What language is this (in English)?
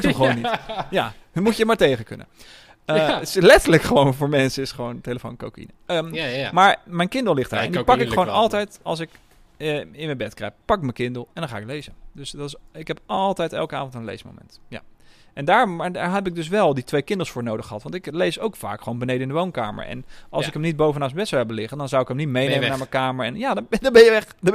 Dutch